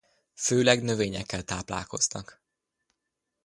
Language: Hungarian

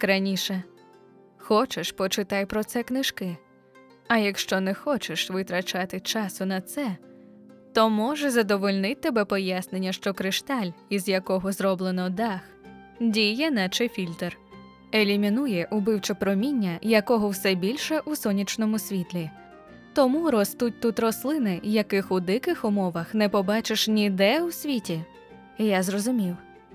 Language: Ukrainian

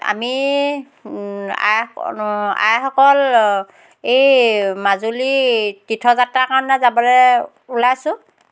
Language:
Assamese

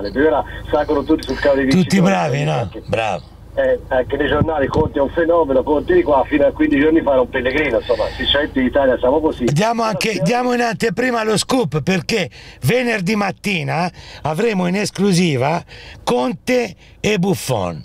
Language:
Italian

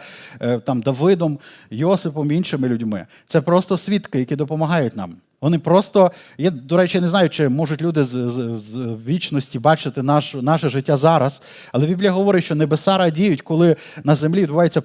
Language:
Ukrainian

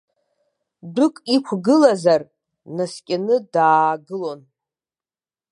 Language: Abkhazian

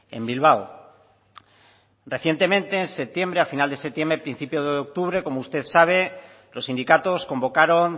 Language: Spanish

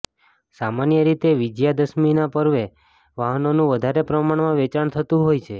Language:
Gujarati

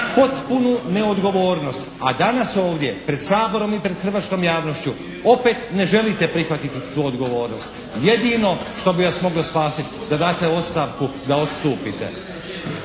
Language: Croatian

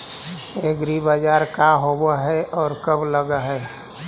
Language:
Magahi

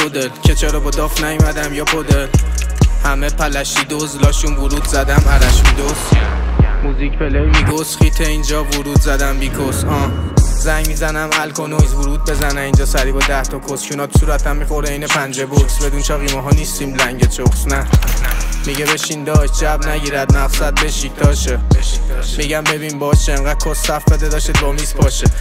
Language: Persian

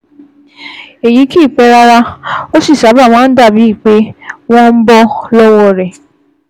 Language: Yoruba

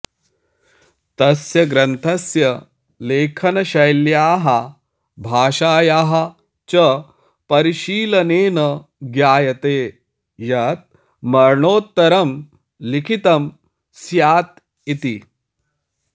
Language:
Sanskrit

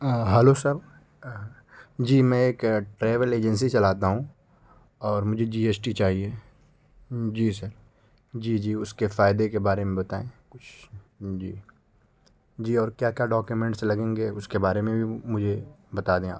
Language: Urdu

